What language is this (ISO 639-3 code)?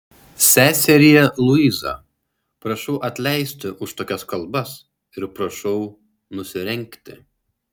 lit